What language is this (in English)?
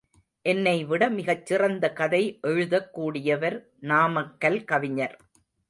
Tamil